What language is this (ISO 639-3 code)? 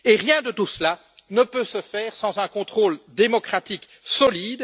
fra